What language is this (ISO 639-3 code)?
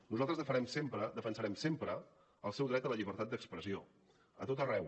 cat